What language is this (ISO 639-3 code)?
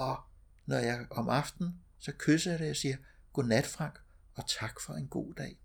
dan